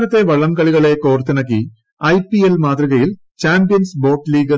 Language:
Malayalam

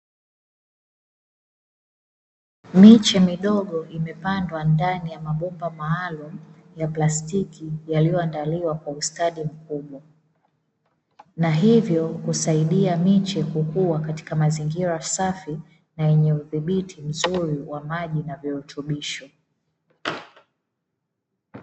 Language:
Swahili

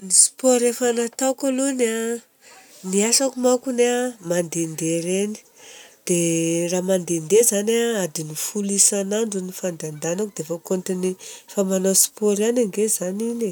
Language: Southern Betsimisaraka Malagasy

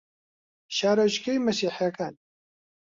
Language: Central Kurdish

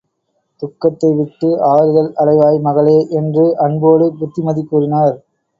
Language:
Tamil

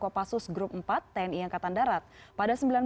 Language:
Indonesian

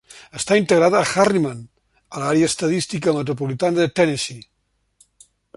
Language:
Catalan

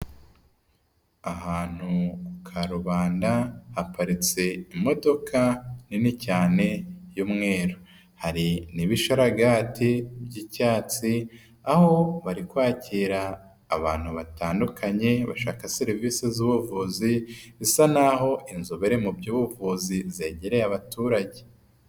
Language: Kinyarwanda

